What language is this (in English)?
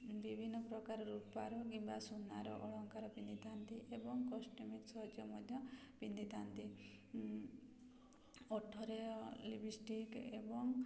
Odia